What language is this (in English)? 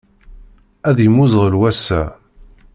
Kabyle